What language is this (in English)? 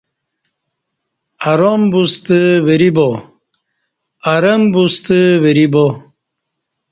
Kati